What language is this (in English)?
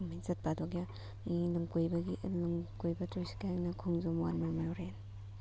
Manipuri